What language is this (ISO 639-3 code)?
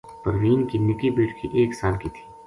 gju